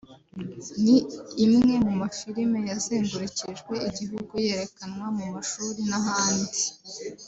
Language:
Kinyarwanda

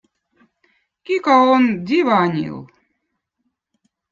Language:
Votic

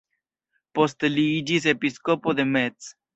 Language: Esperanto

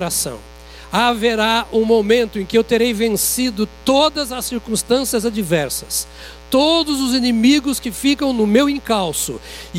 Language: Portuguese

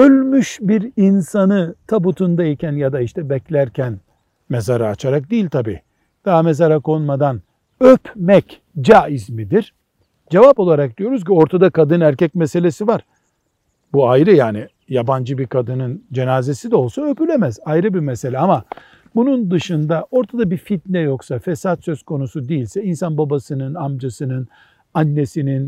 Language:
Turkish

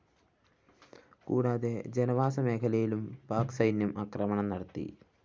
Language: Malayalam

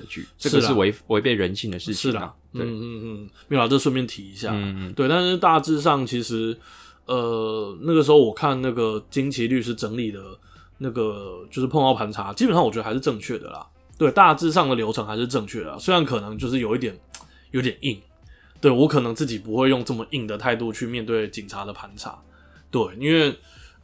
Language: Chinese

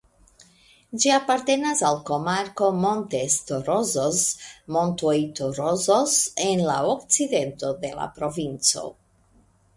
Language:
Esperanto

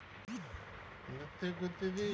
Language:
Kannada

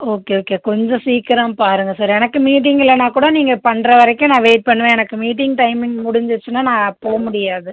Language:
Tamil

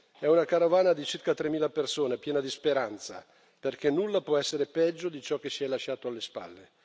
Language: Italian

